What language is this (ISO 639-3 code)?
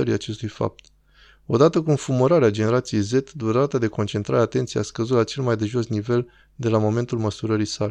ron